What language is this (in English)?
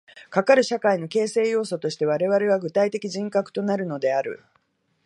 Japanese